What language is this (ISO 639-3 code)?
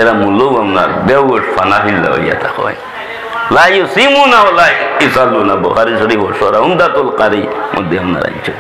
ind